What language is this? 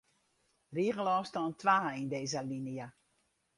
Western Frisian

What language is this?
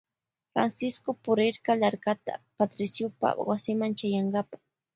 Loja Highland Quichua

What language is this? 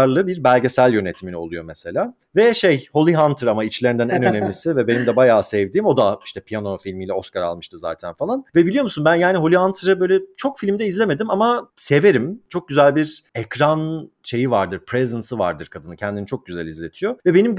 Turkish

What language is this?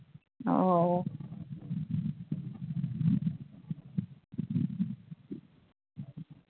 Manipuri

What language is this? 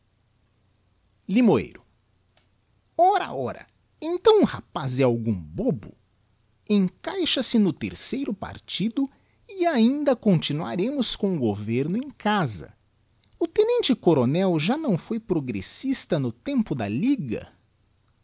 Portuguese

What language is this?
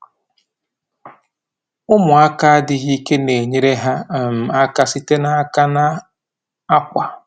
Igbo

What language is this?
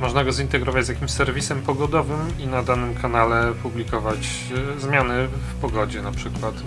Polish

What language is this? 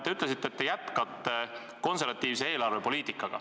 Estonian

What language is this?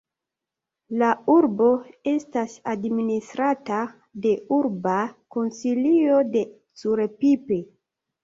Esperanto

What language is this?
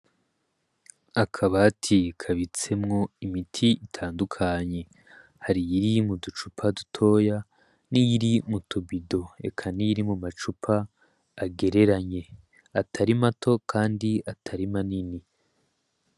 Rundi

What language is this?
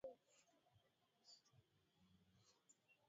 Swahili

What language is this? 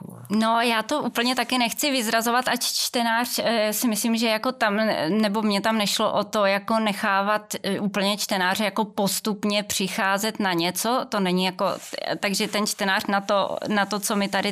Czech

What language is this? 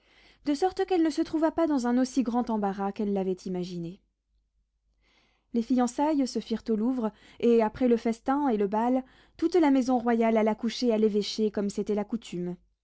French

